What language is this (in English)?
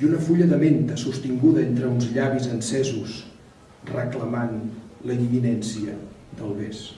Catalan